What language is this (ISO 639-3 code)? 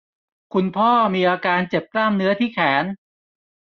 tha